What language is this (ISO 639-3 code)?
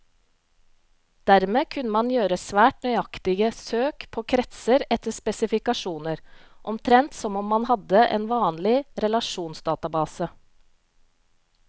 nor